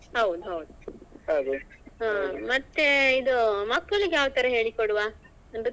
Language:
Kannada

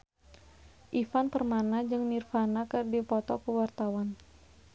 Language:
Sundanese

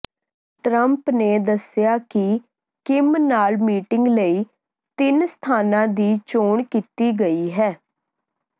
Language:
Punjabi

